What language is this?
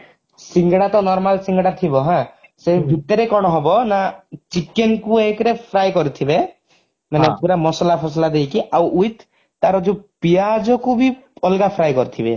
Odia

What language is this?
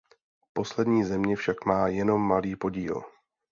Czech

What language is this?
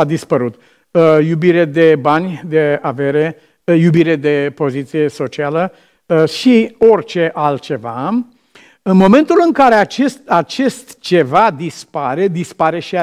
Romanian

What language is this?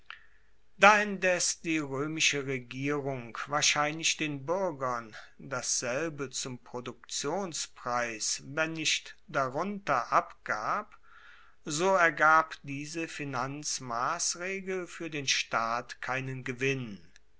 German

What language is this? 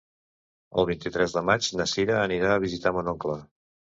Catalan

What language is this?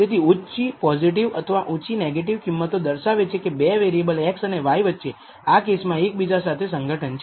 Gujarati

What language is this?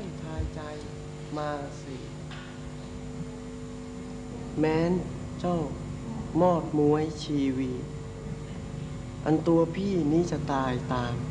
Thai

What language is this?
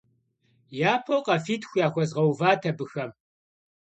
Kabardian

